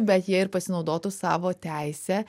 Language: Lithuanian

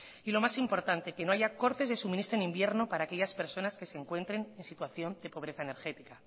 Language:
Spanish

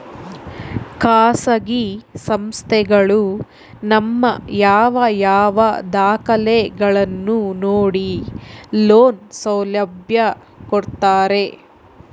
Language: Kannada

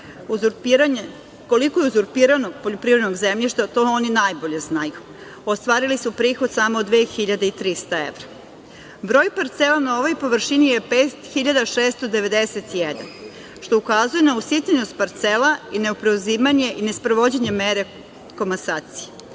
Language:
Serbian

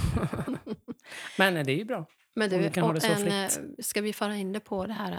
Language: Swedish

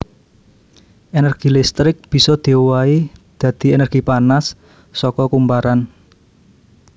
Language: Javanese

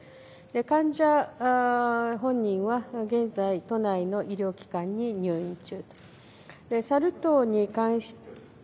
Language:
Japanese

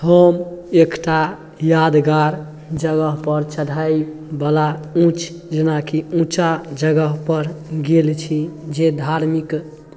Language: Maithili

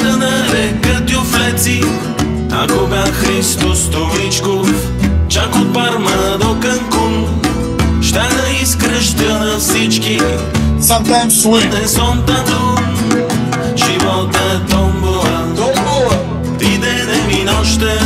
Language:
Bulgarian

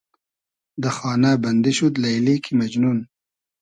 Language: Hazaragi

